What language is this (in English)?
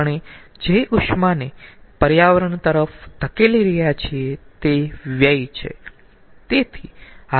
Gujarati